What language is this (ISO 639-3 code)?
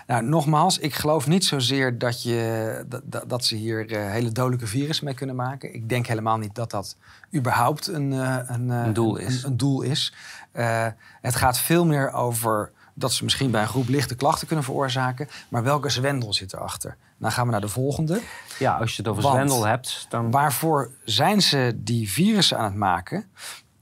nld